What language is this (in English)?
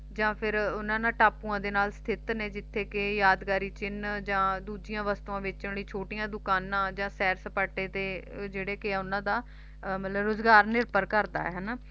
Punjabi